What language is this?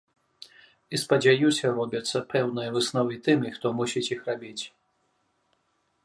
Belarusian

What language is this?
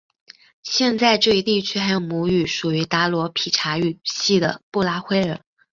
Chinese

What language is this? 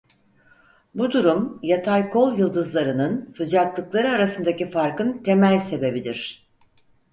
Turkish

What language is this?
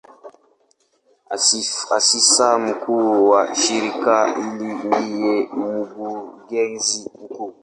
Swahili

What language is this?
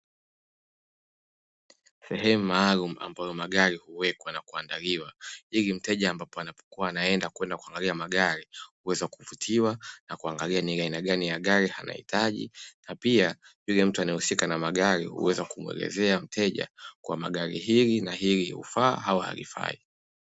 Swahili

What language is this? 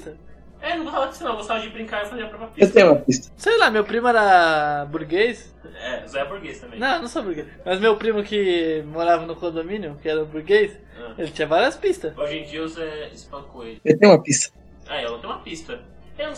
Portuguese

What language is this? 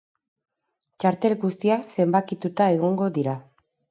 Basque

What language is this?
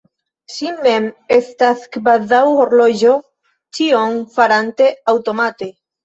Esperanto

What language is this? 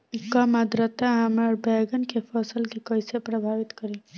Bhojpuri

